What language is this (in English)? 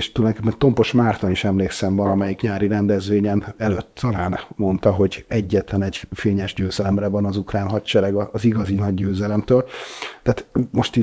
Hungarian